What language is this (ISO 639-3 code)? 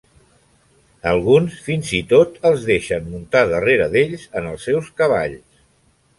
cat